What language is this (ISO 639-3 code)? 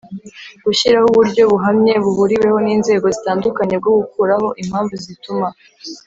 kin